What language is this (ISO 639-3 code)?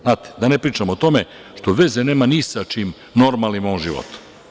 srp